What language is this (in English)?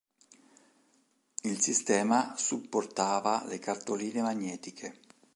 Italian